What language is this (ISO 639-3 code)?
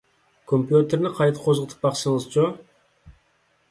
uig